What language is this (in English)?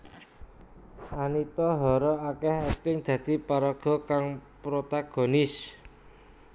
Javanese